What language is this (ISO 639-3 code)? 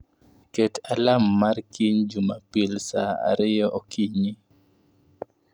luo